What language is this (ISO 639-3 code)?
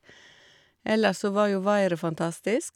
nor